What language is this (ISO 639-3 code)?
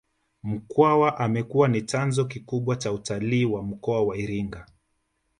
swa